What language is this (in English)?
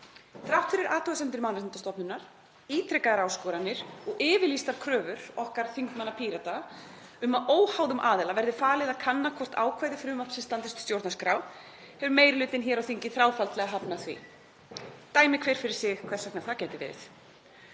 Icelandic